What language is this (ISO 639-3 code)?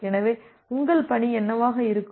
tam